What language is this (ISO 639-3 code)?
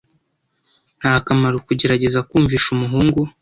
kin